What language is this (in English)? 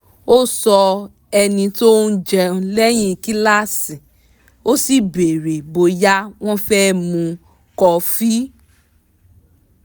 Yoruba